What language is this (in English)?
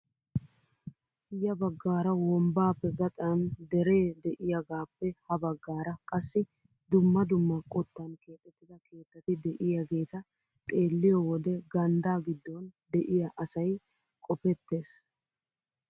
Wolaytta